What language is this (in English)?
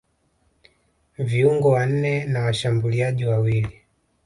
Swahili